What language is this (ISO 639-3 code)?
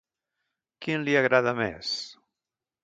cat